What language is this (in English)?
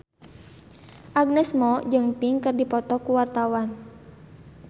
Sundanese